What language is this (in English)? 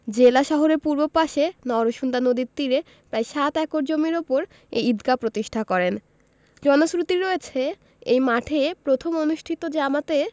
Bangla